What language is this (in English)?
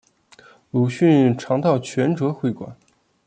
Chinese